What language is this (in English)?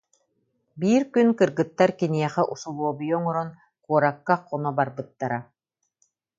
Yakut